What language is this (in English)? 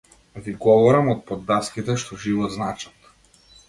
Macedonian